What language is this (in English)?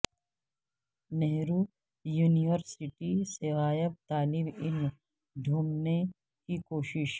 Urdu